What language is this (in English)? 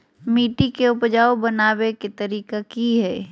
Magahi